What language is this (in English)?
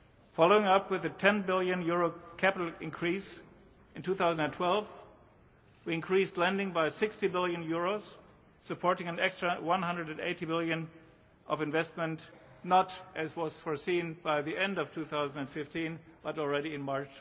English